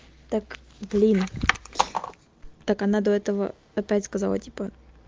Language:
Russian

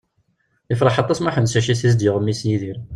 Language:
Kabyle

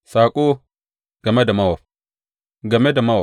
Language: Hausa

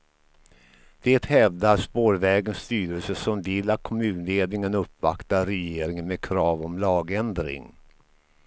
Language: Swedish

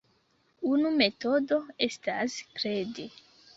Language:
Esperanto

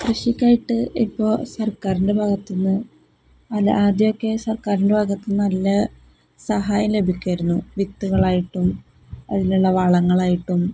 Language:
Malayalam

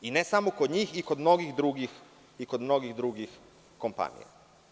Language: Serbian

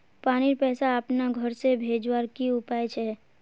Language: Magahi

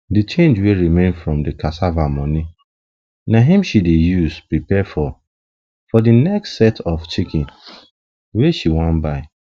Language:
Nigerian Pidgin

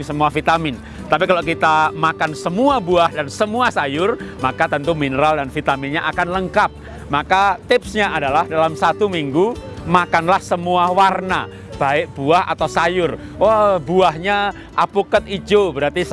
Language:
Indonesian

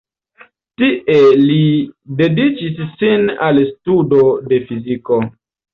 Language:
Esperanto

